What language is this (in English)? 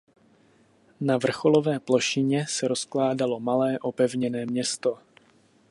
Czech